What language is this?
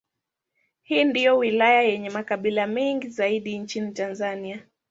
Swahili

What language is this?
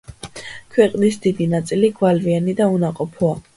Georgian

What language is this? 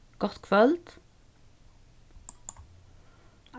Faroese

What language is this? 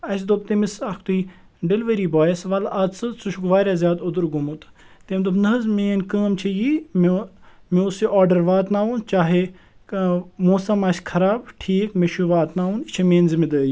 Kashmiri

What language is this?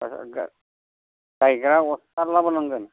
Bodo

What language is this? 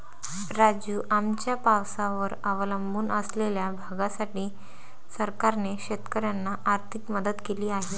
Marathi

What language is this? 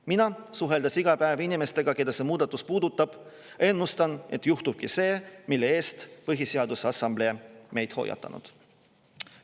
Estonian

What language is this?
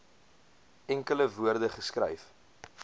Afrikaans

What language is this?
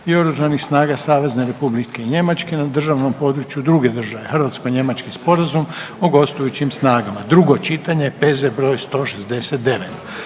Croatian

